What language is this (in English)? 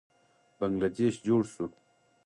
Pashto